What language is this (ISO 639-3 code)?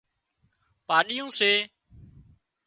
kxp